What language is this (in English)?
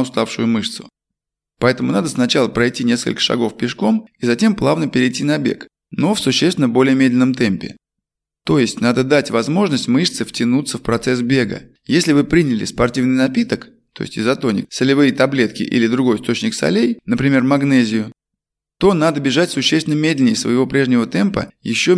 Russian